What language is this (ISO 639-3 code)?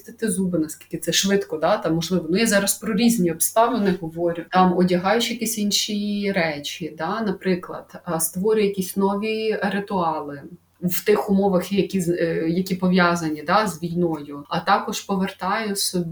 ukr